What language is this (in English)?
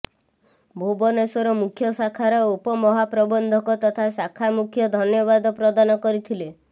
Odia